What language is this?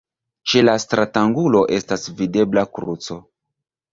Esperanto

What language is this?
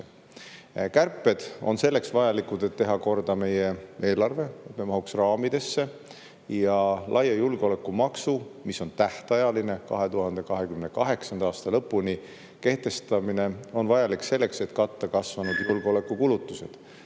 Estonian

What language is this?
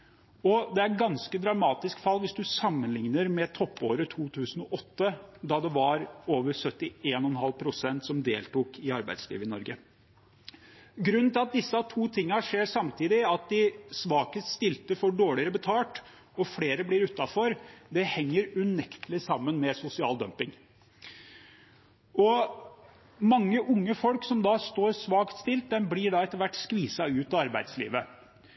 Norwegian Bokmål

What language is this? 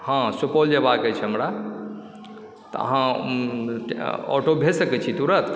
Maithili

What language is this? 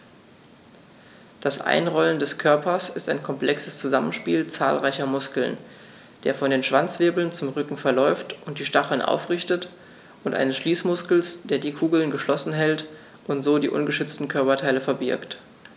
German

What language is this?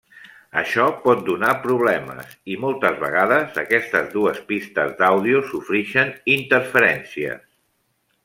Catalan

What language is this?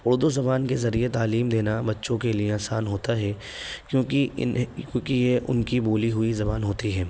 Urdu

